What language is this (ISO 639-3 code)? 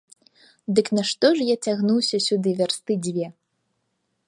bel